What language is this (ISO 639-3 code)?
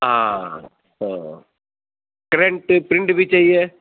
urd